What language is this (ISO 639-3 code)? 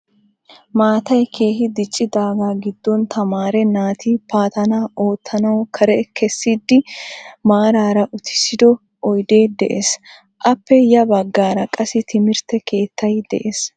wal